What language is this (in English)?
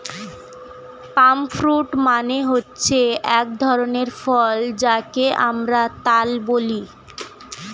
Bangla